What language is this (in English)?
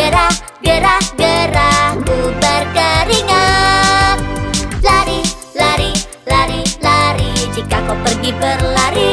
Indonesian